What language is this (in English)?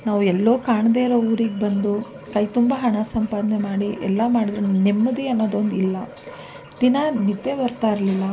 Kannada